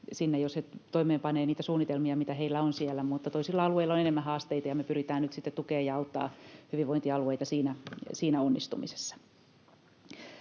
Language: Finnish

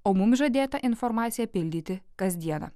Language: Lithuanian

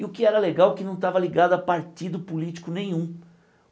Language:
Portuguese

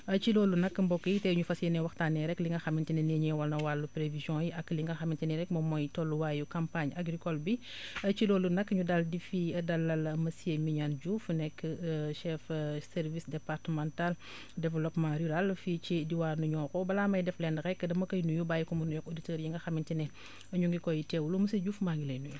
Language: Wolof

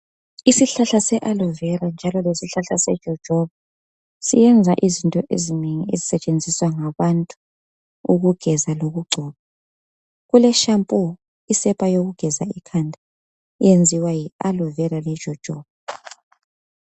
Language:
North Ndebele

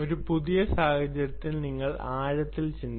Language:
Malayalam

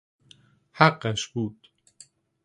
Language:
Persian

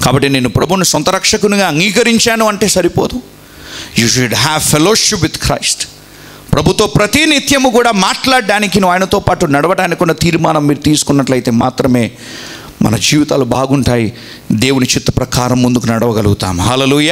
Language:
Telugu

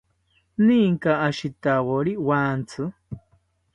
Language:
South Ucayali Ashéninka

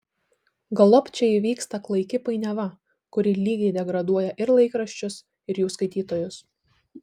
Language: Lithuanian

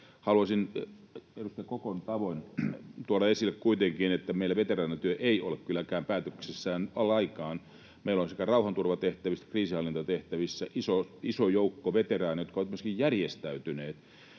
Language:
Finnish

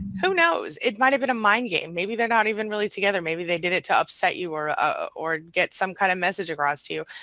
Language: English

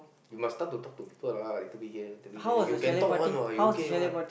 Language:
English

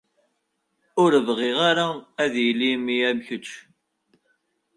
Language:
Kabyle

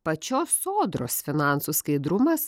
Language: Lithuanian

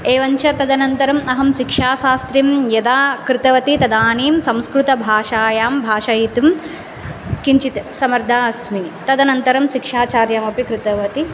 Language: Sanskrit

